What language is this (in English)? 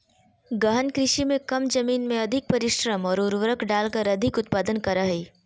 Magahi